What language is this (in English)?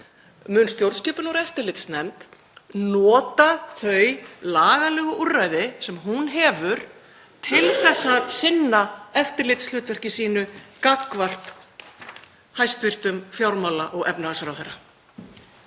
Icelandic